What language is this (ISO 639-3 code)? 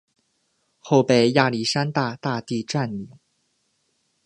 zho